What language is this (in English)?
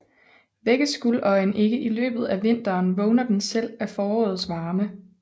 Danish